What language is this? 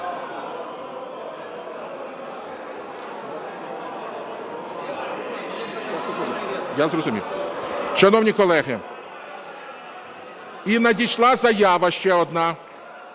Ukrainian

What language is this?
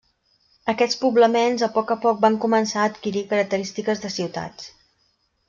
Catalan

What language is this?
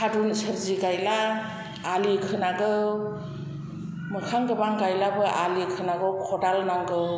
Bodo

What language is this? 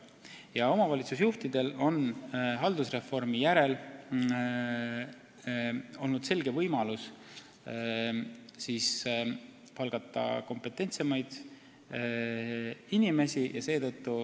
Estonian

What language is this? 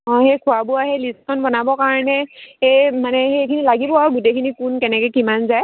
Assamese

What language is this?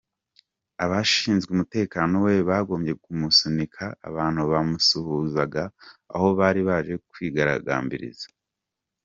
Kinyarwanda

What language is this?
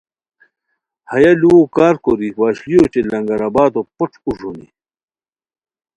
Khowar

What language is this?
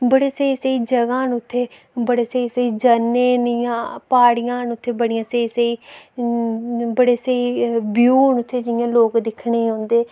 Dogri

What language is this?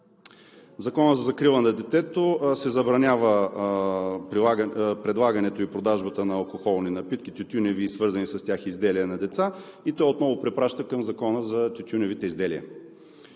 Bulgarian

